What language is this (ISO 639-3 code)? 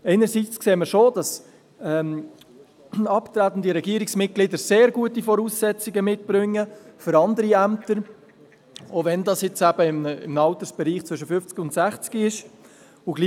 gsw